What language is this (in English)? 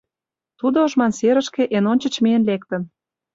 Mari